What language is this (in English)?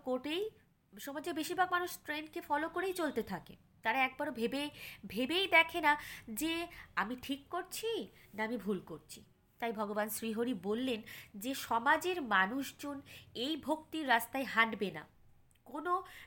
Bangla